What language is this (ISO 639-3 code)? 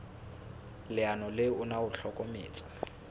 sot